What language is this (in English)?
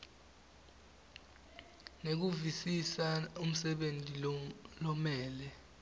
Swati